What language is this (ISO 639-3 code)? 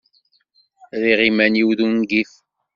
kab